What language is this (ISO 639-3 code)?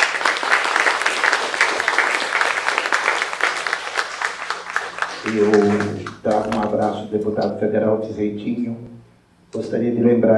por